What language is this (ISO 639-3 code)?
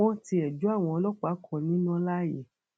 yor